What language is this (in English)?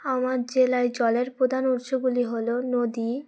Bangla